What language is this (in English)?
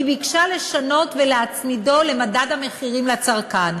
Hebrew